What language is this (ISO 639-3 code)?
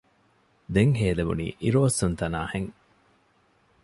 div